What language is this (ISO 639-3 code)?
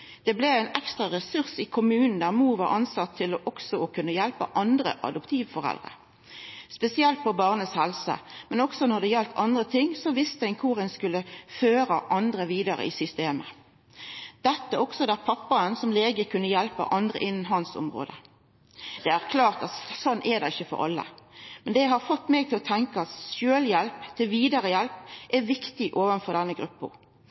nno